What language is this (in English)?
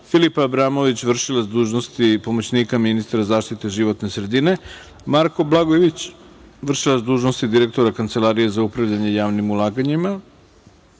Serbian